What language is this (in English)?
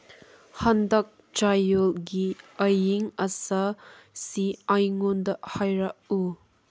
Manipuri